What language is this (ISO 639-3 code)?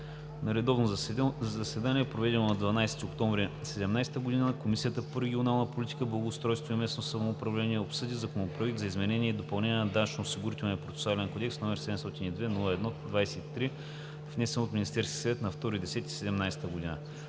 bul